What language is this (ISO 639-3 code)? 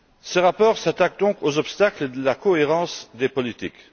fra